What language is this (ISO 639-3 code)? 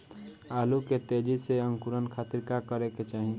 bho